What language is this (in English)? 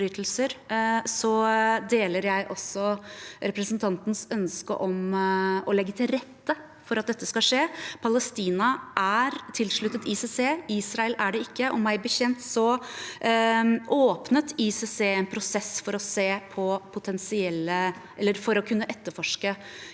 Norwegian